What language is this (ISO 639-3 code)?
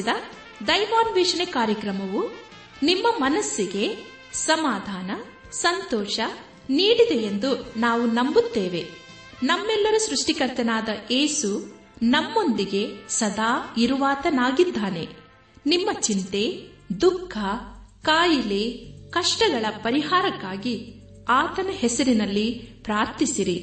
kan